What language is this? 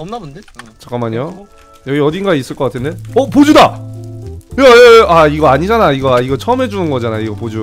Korean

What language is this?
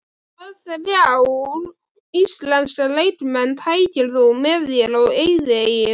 Icelandic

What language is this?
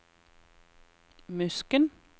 Norwegian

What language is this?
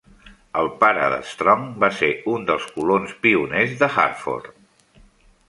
Catalan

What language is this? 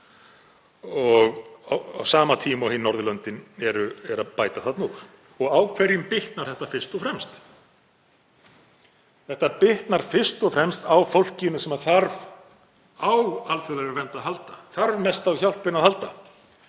Icelandic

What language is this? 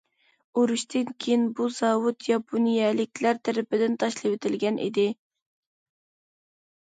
Uyghur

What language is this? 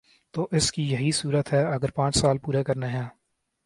Urdu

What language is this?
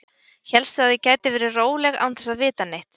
Icelandic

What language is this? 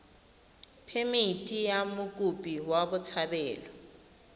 Tswana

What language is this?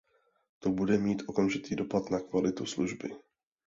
Czech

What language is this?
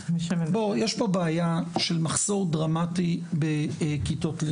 Hebrew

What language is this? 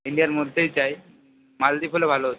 Bangla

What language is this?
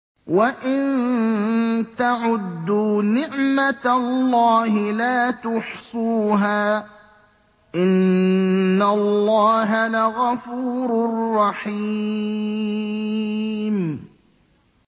Arabic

